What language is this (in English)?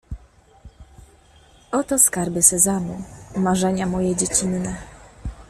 Polish